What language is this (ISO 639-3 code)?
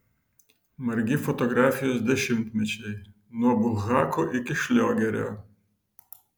lit